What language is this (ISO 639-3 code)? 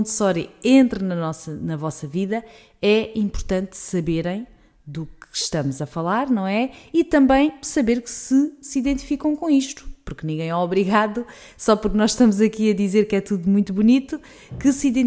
por